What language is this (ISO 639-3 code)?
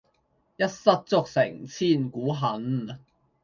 yue